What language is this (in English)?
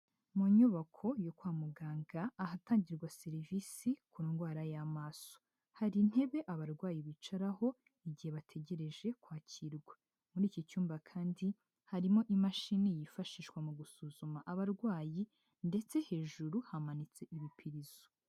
Kinyarwanda